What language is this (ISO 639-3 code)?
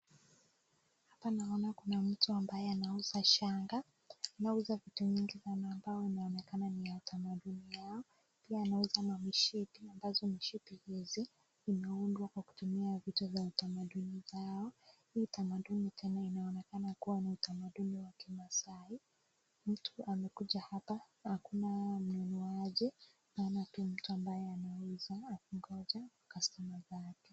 swa